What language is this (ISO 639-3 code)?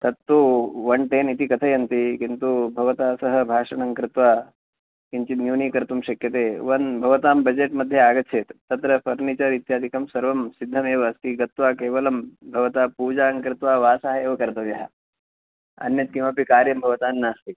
san